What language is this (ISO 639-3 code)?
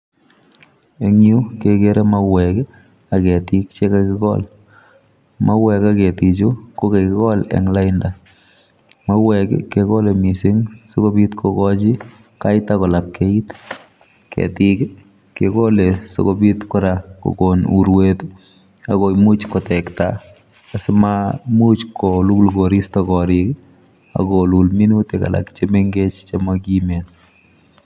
kln